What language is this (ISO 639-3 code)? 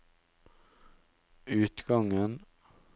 nor